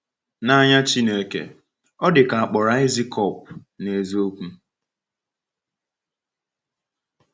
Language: Igbo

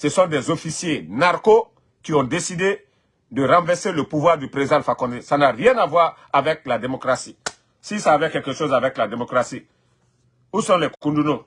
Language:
French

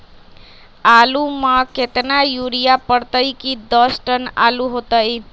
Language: Magahi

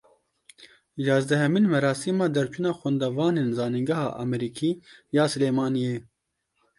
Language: Kurdish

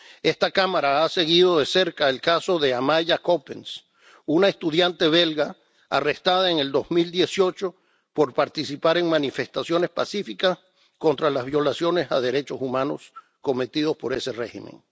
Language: Spanish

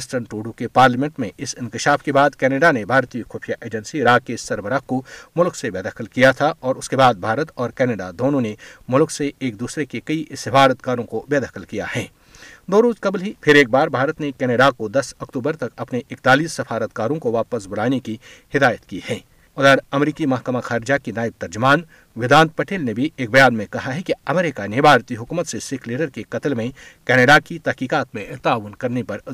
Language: Urdu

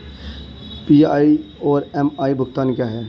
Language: Hindi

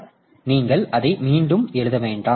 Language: Tamil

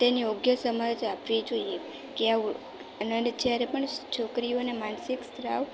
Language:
Gujarati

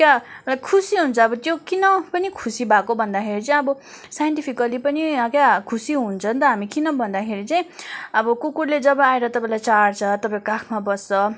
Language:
Nepali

